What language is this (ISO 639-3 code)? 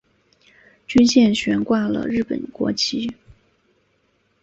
zho